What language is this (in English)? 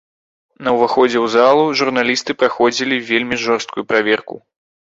Belarusian